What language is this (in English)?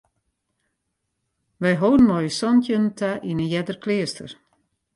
Western Frisian